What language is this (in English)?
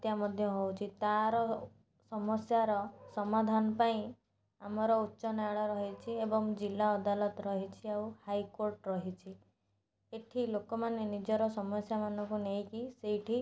Odia